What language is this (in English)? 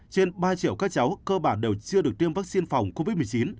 Vietnamese